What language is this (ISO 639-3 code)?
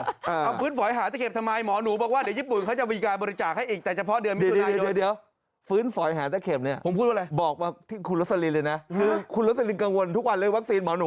tha